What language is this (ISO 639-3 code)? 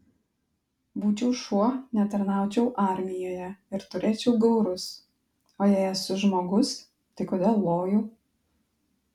lit